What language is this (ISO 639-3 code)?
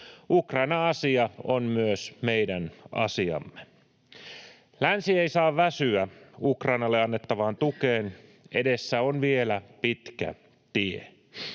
fin